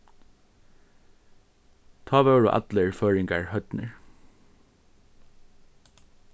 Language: Faroese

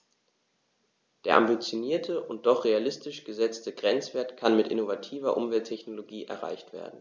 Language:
German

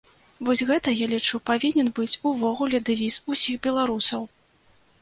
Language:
Belarusian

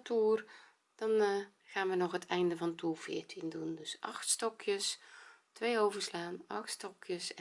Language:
Dutch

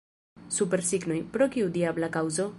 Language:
Esperanto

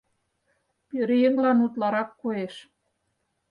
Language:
Mari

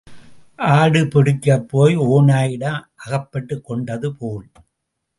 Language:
Tamil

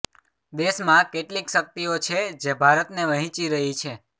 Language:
Gujarati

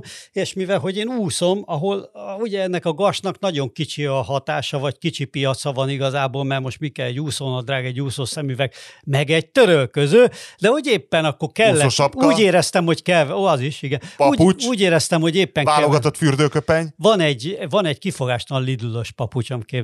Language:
Hungarian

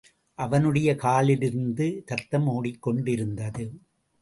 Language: Tamil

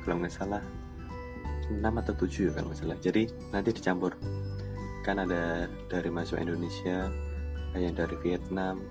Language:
Indonesian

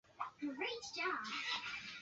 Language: Swahili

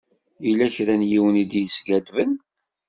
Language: Kabyle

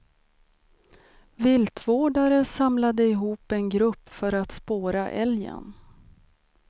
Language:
Swedish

